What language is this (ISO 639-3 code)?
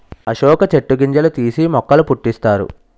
tel